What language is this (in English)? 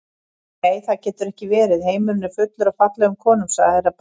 Icelandic